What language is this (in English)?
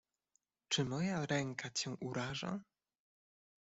Polish